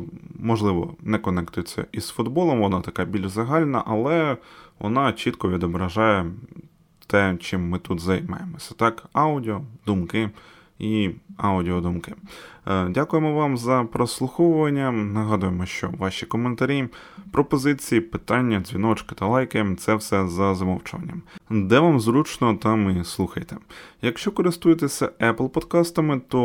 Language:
Ukrainian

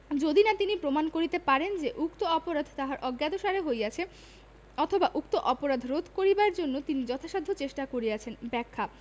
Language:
Bangla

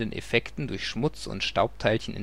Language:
German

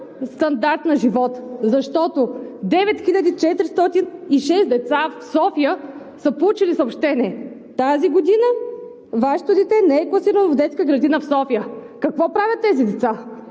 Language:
Bulgarian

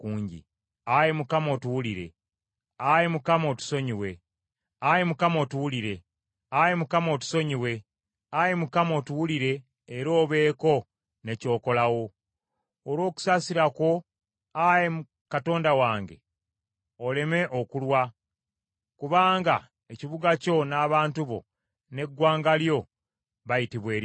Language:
Ganda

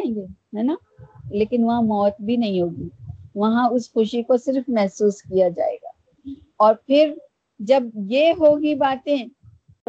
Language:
Urdu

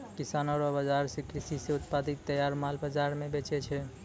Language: Maithili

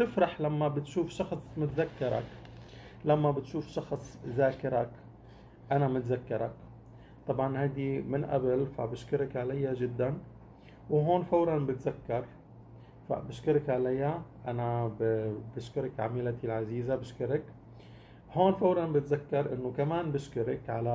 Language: Arabic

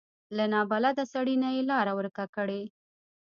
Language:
Pashto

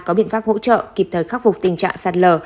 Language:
Vietnamese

